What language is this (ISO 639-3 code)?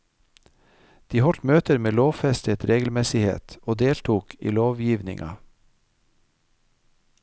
nor